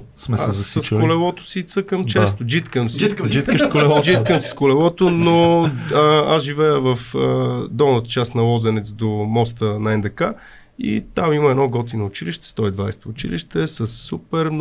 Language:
Bulgarian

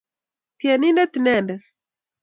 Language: Kalenjin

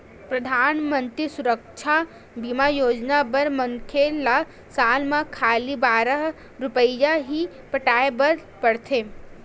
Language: Chhattisgarhi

